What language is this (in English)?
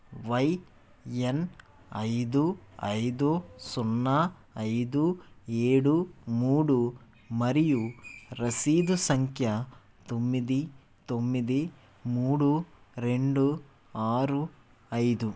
Telugu